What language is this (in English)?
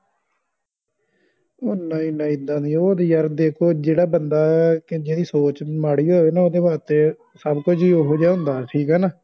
Punjabi